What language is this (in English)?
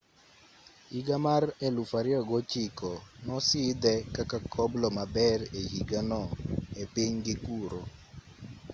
Luo (Kenya and Tanzania)